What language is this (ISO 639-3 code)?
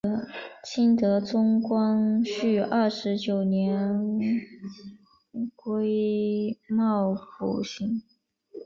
zho